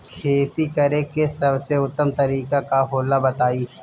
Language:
Bhojpuri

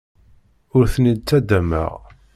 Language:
Kabyle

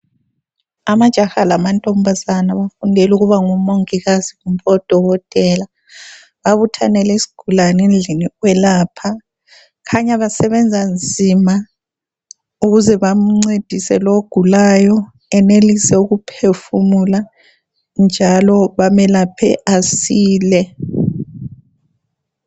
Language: North Ndebele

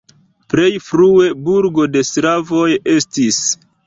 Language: Esperanto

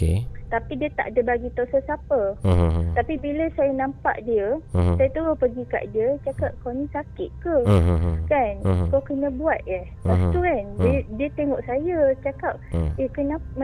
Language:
Malay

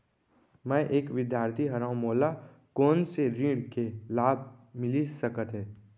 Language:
Chhattisgarhi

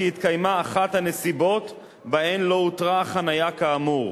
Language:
Hebrew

